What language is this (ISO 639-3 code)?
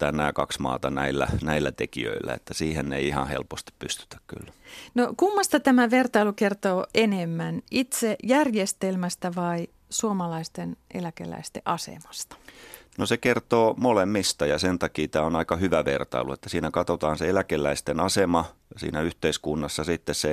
fin